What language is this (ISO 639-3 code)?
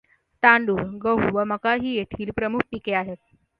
mar